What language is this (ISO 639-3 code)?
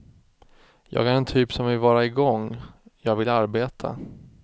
swe